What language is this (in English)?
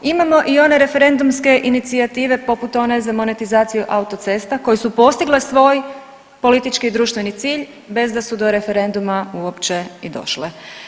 Croatian